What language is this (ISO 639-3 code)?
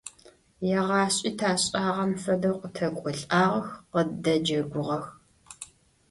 ady